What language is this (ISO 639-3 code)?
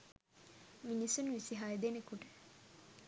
sin